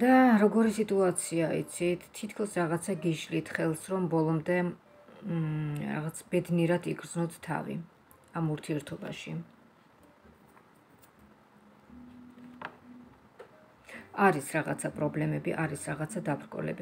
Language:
Romanian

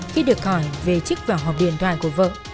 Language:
Vietnamese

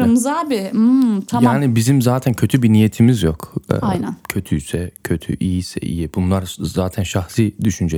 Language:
Turkish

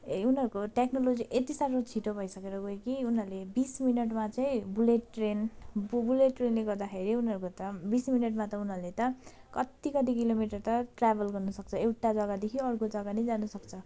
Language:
Nepali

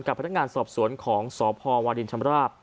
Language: Thai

